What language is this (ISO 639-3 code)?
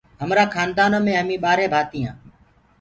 ggg